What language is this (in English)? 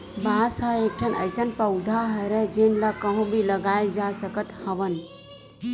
Chhattisgarhi